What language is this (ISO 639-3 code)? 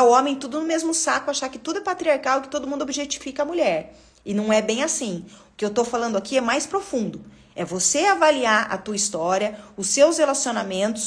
por